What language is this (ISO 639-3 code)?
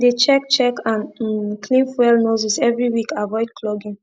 pcm